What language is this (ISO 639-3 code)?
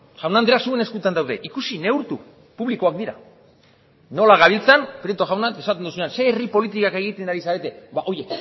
eus